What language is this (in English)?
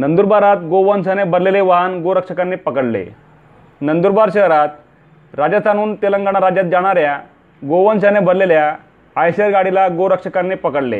Marathi